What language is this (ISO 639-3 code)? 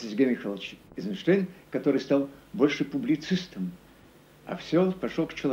rus